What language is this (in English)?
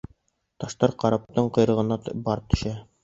Bashkir